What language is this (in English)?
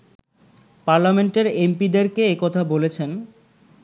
Bangla